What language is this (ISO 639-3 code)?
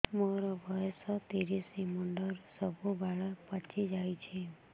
ori